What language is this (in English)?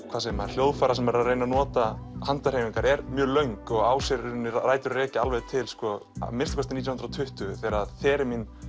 Icelandic